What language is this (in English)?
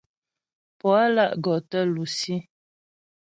Ghomala